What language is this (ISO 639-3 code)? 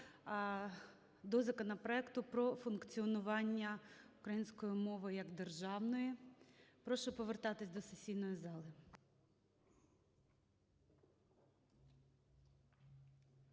ukr